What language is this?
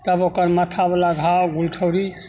Maithili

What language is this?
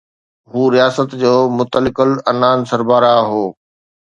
Sindhi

